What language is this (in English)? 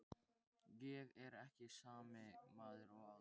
Icelandic